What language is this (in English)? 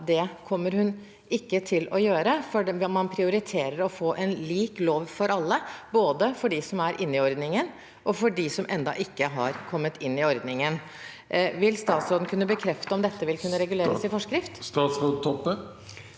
Norwegian